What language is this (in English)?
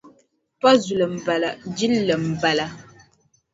Dagbani